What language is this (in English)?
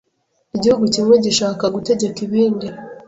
Kinyarwanda